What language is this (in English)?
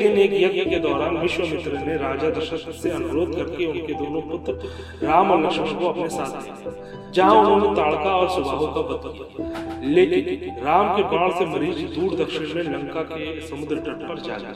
Hindi